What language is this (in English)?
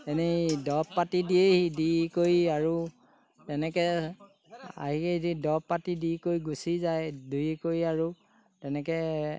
Assamese